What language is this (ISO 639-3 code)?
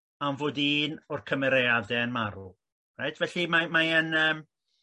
cym